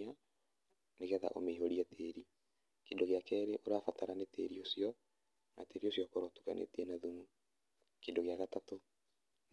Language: Kikuyu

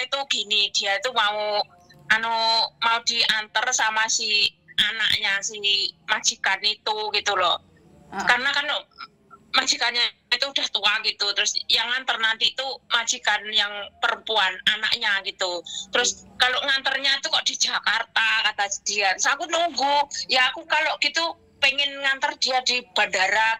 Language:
Indonesian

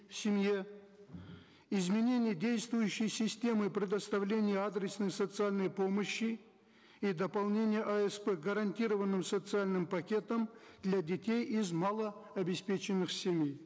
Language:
Kazakh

